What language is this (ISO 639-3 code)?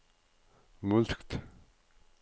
nor